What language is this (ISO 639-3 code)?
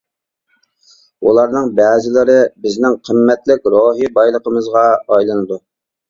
uig